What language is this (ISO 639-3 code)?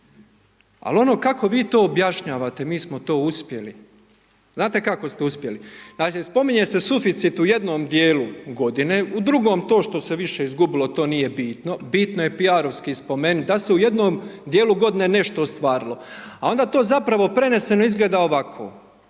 hrv